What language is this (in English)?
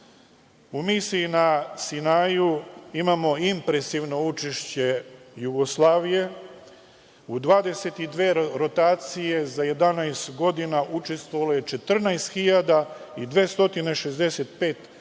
Serbian